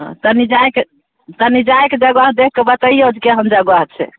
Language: Maithili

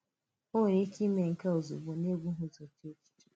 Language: Igbo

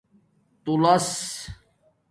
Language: Domaaki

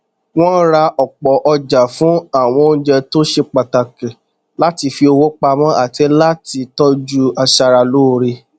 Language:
Yoruba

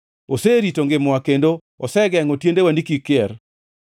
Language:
Luo (Kenya and Tanzania)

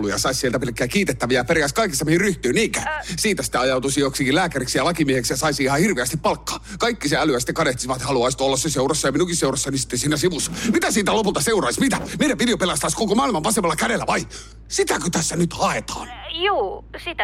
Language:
Finnish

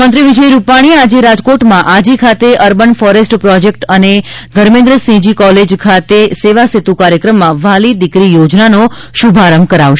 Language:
Gujarati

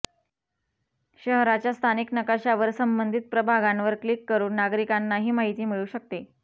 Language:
Marathi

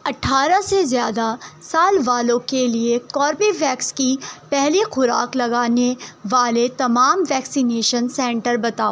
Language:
Urdu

